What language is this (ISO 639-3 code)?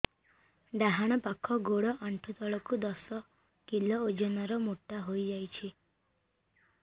ori